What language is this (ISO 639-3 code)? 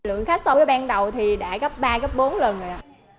vie